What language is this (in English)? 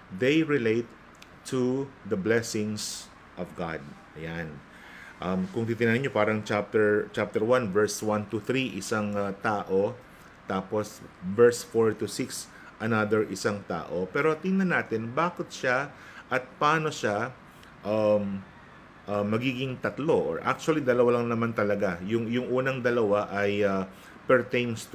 Filipino